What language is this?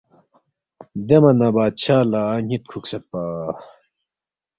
Balti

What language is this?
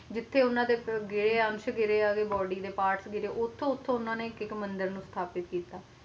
Punjabi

